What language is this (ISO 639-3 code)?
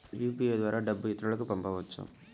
tel